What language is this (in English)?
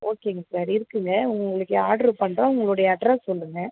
Tamil